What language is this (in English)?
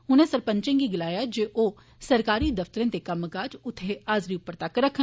Dogri